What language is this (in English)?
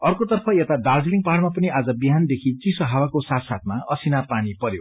Nepali